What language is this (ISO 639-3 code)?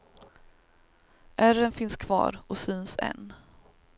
swe